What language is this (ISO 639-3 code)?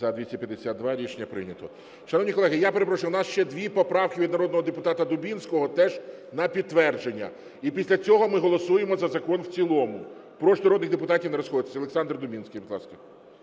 ukr